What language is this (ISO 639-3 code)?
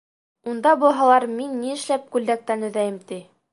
bak